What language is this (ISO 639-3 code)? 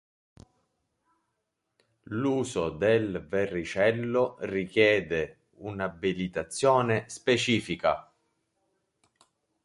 ita